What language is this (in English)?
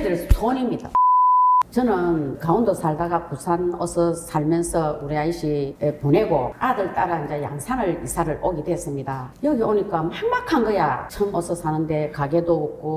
Korean